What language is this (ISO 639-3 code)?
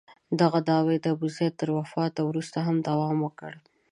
pus